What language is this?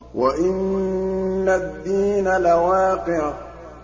Arabic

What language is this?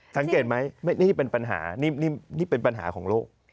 Thai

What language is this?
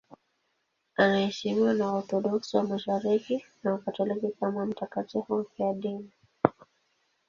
Swahili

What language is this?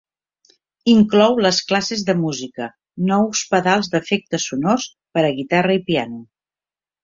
Catalan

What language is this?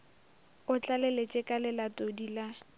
Northern Sotho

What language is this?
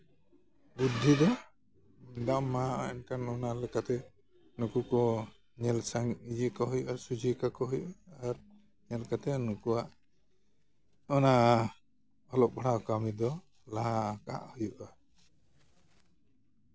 Santali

